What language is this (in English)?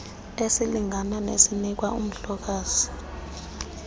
Xhosa